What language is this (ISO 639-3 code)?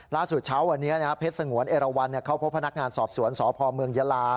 tha